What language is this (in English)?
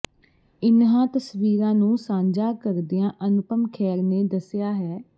Punjabi